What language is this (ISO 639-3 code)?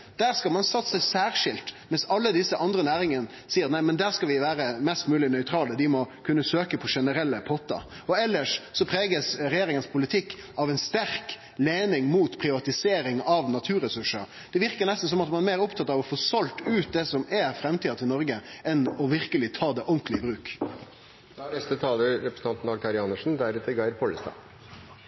nor